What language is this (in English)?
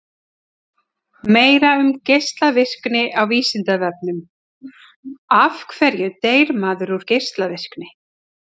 Icelandic